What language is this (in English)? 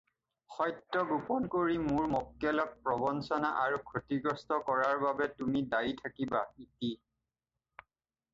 Assamese